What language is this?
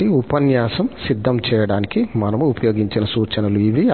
Telugu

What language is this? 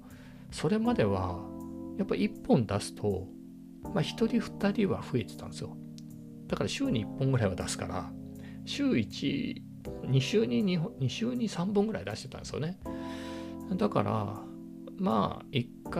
Japanese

